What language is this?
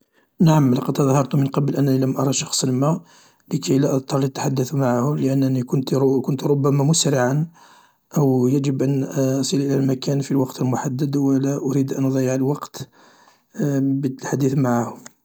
Algerian Arabic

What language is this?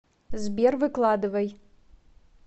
Russian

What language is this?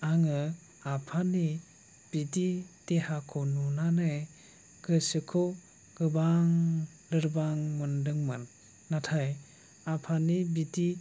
Bodo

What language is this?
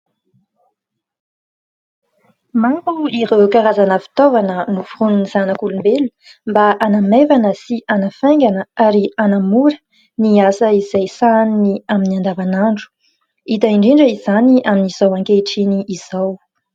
Malagasy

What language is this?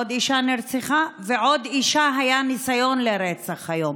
Hebrew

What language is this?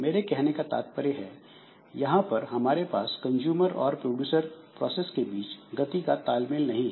Hindi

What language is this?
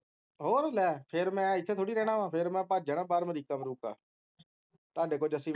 Punjabi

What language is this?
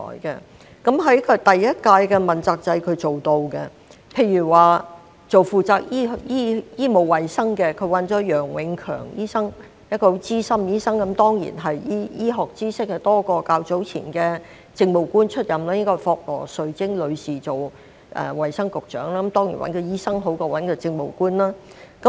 Cantonese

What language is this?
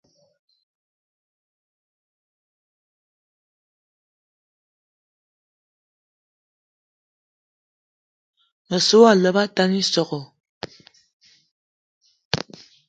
Eton (Cameroon)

